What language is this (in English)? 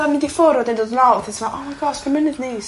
Welsh